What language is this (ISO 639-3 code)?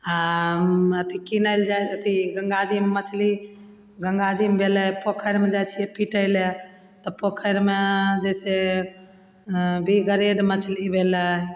mai